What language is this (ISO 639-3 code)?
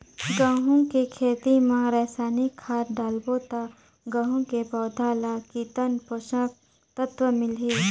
hne